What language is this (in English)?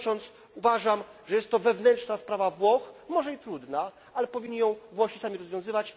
Polish